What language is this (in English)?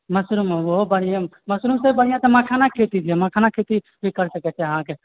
Maithili